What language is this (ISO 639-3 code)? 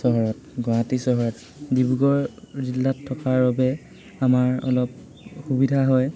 asm